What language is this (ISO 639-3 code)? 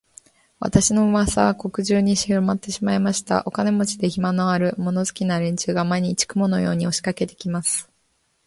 jpn